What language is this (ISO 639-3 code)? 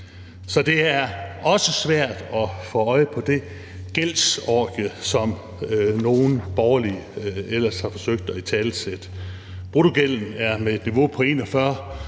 dan